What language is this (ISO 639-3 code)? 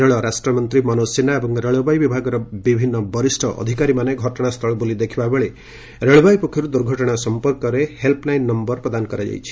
ori